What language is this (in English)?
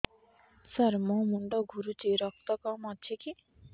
Odia